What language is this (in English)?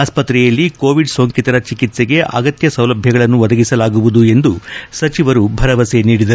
Kannada